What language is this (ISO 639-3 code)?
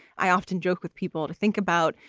eng